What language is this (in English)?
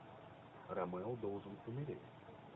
Russian